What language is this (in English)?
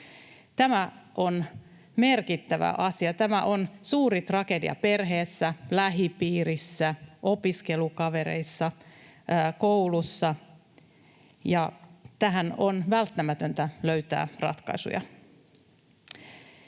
Finnish